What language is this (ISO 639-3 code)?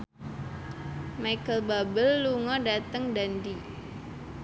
jav